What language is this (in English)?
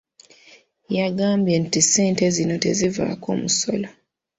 Ganda